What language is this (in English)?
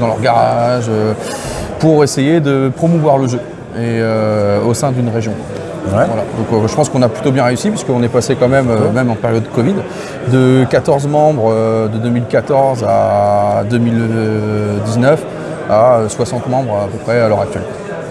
French